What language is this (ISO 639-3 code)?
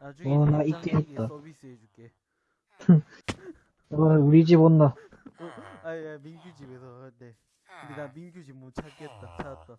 kor